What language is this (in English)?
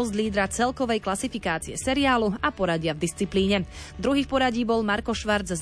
Slovak